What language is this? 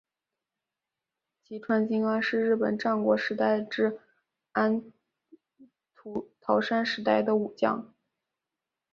Chinese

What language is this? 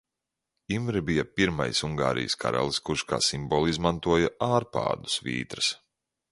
Latvian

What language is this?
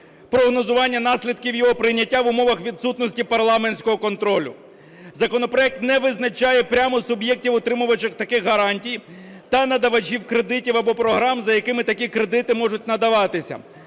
Ukrainian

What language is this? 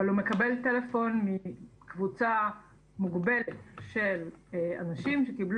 Hebrew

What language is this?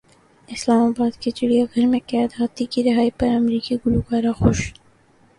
Urdu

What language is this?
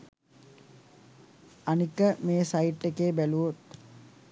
Sinhala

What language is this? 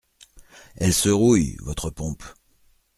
French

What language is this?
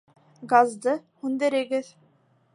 Bashkir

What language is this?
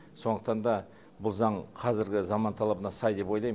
Kazakh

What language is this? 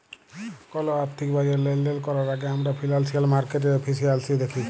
Bangla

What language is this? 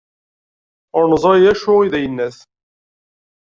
Kabyle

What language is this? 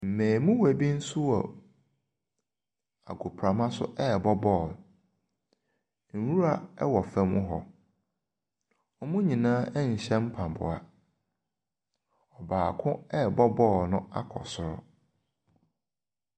Akan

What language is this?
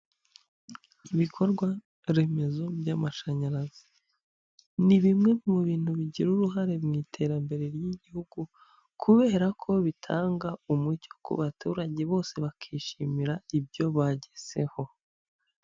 Kinyarwanda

